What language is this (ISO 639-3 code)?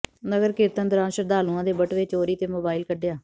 pan